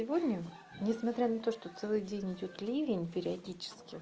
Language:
Russian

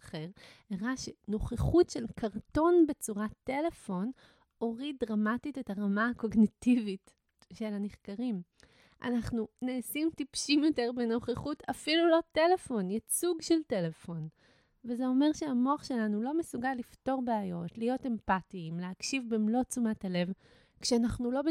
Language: Hebrew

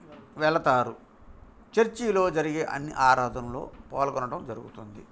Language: Telugu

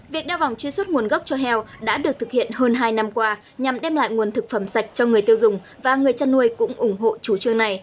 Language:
Vietnamese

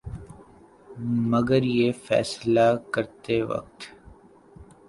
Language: Urdu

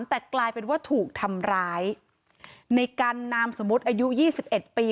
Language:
Thai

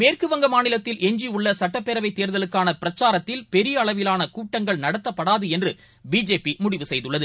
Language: Tamil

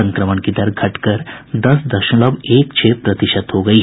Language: Hindi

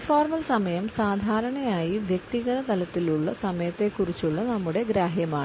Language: Malayalam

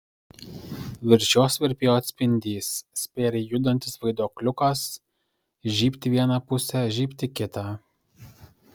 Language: Lithuanian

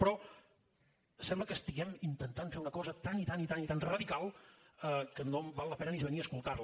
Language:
Catalan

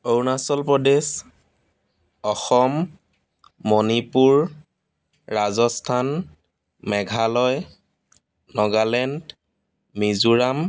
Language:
Assamese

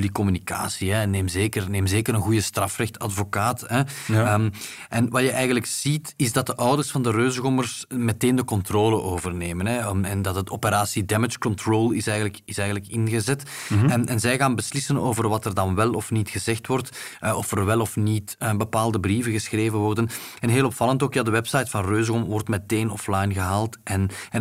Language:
Dutch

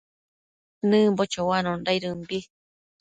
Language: Matsés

